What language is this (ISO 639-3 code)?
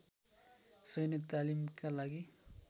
nep